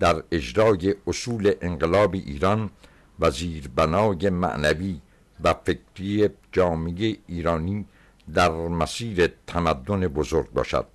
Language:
Persian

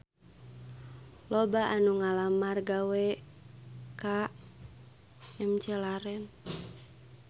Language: Sundanese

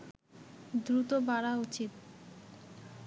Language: Bangla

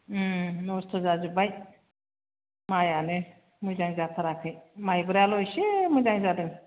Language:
Bodo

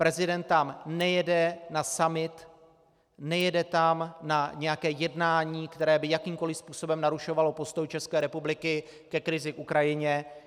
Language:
Czech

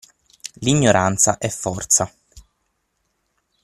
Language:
Italian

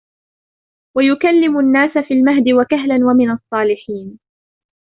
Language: Arabic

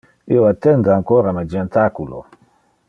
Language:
Interlingua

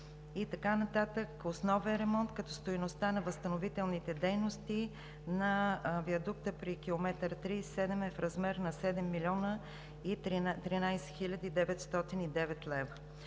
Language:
Bulgarian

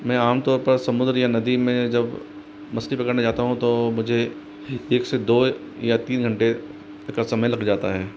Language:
Hindi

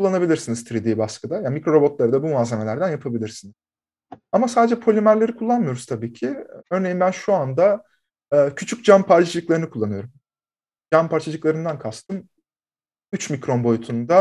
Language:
Turkish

